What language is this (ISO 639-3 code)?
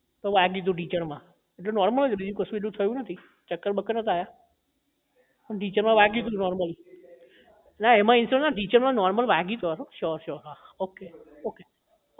guj